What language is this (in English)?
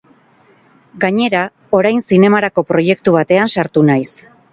Basque